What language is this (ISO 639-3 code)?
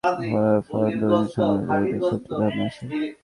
ben